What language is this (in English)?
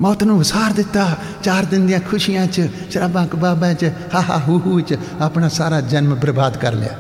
Punjabi